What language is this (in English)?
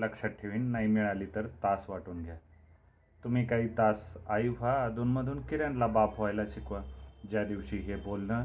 Marathi